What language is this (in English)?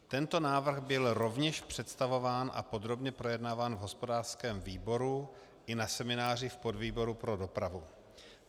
Czech